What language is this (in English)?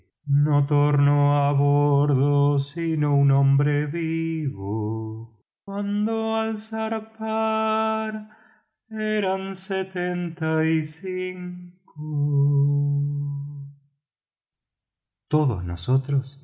Spanish